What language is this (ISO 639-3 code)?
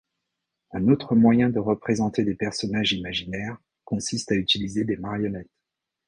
fra